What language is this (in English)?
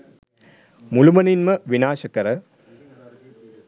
Sinhala